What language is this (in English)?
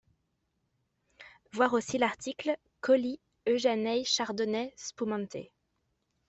French